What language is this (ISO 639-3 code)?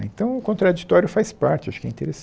por